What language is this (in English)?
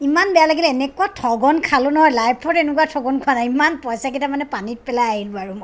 Assamese